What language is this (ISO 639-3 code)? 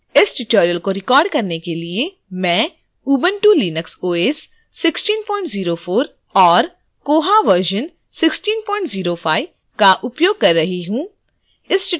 hin